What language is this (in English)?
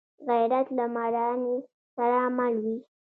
Pashto